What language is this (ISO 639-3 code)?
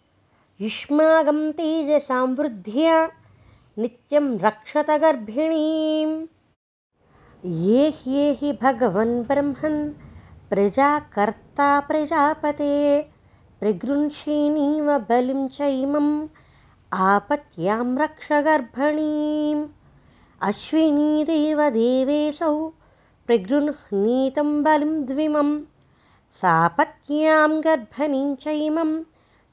tel